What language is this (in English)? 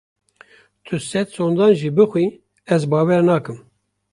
Kurdish